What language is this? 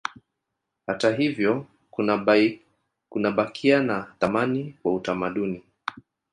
Swahili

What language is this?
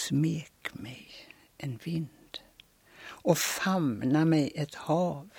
Swedish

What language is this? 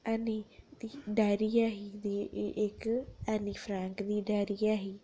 Dogri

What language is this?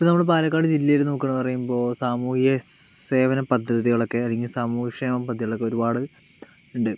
Malayalam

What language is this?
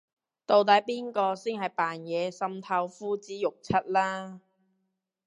Cantonese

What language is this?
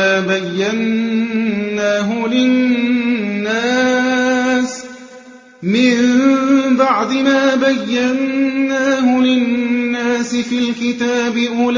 Arabic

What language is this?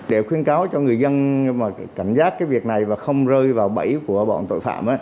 Vietnamese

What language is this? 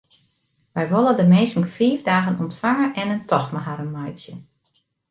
Western Frisian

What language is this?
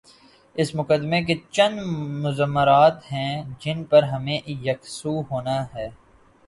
Urdu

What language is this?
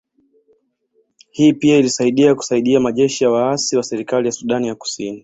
Swahili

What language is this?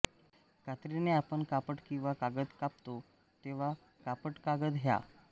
Marathi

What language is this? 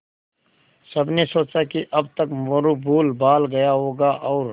Hindi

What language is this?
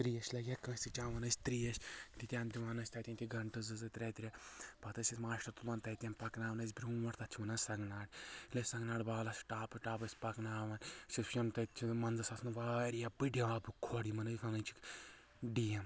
Kashmiri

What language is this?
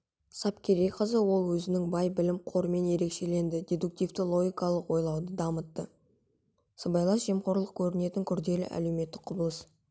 Kazakh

